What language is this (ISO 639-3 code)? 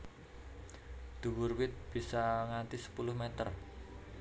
jav